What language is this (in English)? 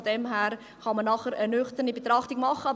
Swiss German